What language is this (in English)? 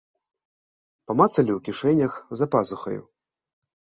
Belarusian